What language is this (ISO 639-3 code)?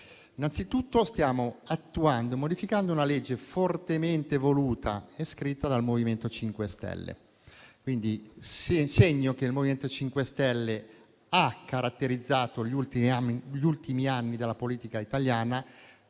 ita